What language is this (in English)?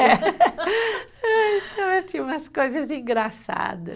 Portuguese